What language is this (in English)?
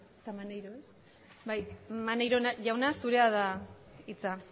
Basque